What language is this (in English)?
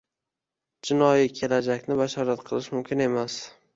Uzbek